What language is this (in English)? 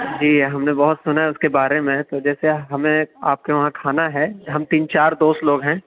Urdu